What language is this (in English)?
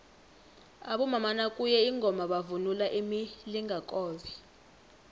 South Ndebele